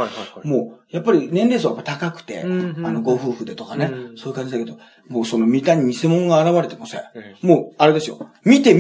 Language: Japanese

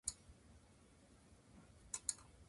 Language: Japanese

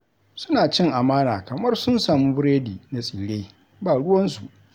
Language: Hausa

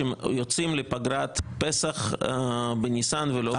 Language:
Hebrew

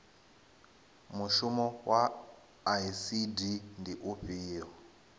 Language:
Venda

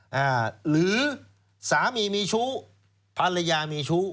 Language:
Thai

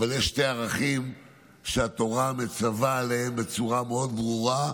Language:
Hebrew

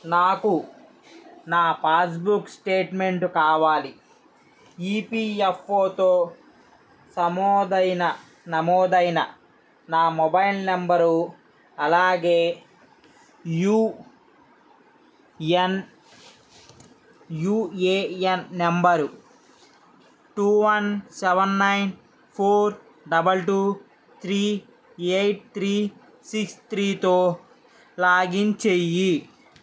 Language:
Telugu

